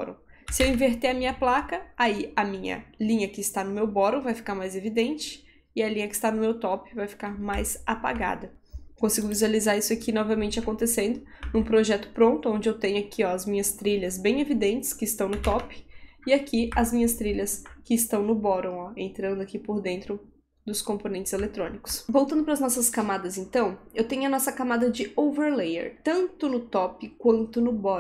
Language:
Portuguese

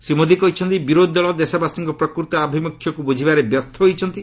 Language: Odia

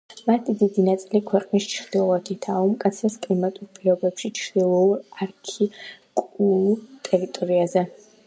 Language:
Georgian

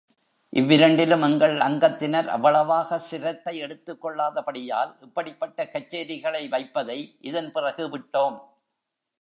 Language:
Tamil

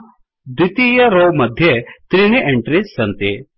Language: Sanskrit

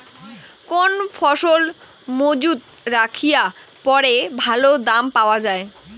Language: Bangla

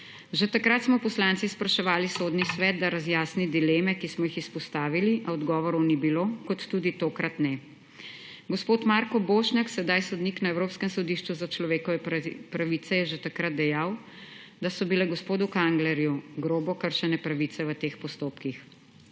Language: Slovenian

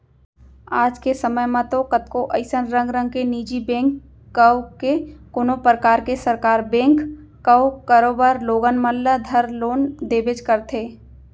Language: Chhattisgarhi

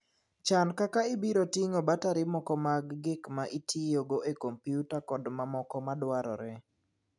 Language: Luo (Kenya and Tanzania)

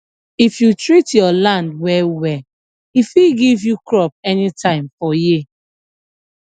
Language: Nigerian Pidgin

